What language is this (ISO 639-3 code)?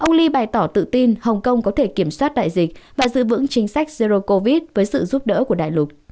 vie